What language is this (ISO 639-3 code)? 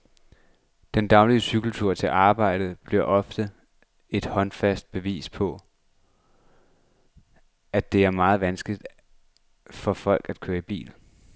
dan